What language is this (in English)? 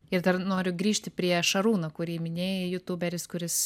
Lithuanian